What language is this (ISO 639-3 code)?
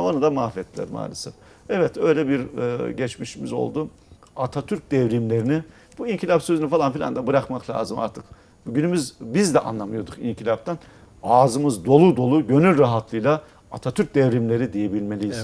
tur